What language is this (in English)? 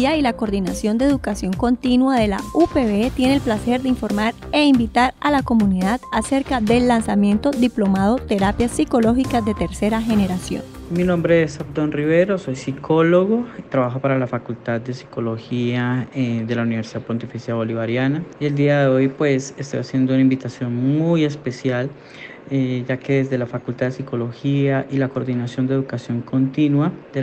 Spanish